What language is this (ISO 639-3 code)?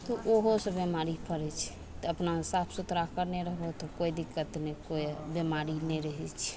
mai